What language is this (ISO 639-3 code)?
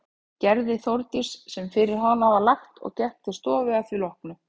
isl